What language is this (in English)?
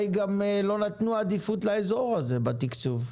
Hebrew